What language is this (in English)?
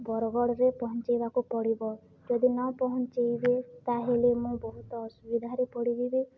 Odia